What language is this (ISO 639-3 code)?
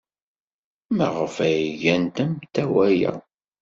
kab